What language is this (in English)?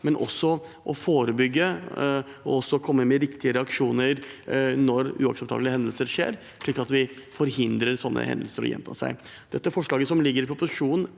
Norwegian